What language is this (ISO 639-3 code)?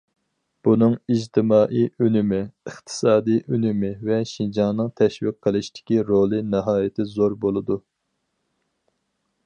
uig